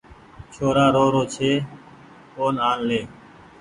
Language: Goaria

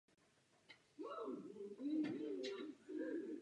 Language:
Czech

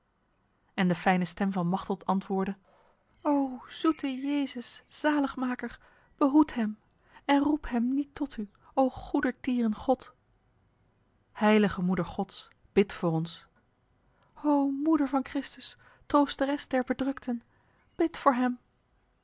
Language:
Dutch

